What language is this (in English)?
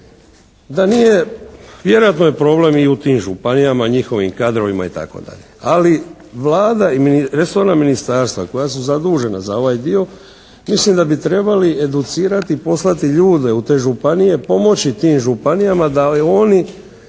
Croatian